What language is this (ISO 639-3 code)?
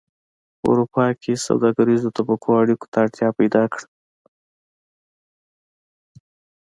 pus